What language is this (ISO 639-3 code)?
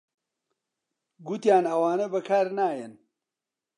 ckb